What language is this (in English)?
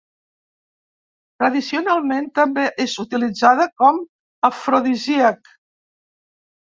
Catalan